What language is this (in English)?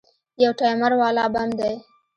Pashto